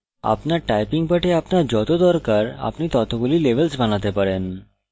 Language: Bangla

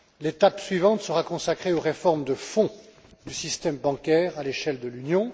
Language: French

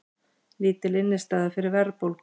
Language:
Icelandic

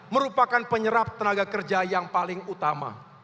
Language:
Indonesian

